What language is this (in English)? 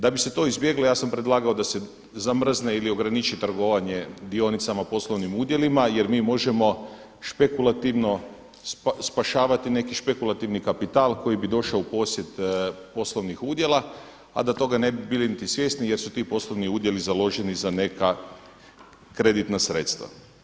Croatian